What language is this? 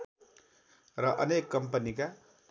Nepali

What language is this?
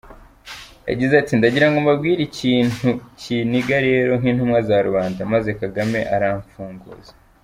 Kinyarwanda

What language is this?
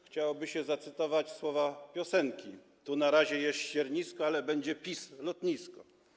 Polish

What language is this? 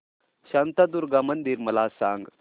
Marathi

